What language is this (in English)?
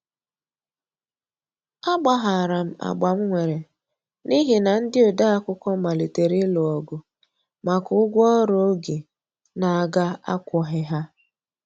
Igbo